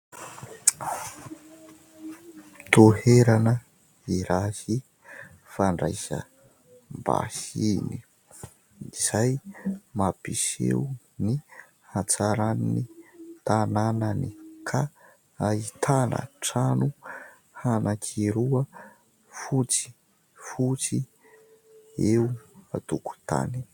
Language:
Malagasy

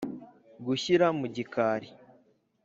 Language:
Kinyarwanda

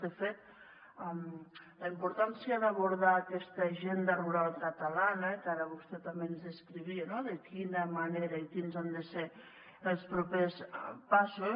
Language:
Catalan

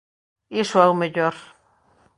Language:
Galician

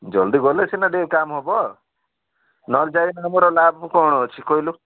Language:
Odia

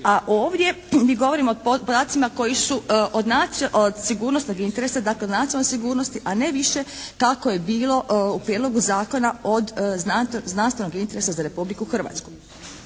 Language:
Croatian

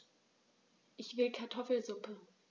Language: German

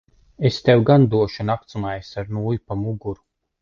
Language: Latvian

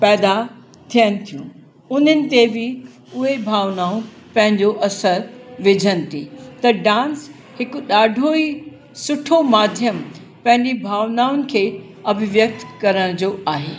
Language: Sindhi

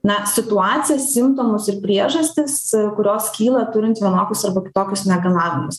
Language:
Lithuanian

